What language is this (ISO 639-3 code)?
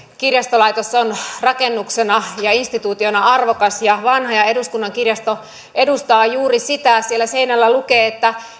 fin